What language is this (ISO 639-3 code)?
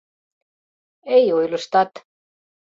chm